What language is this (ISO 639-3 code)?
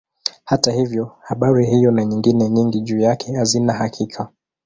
swa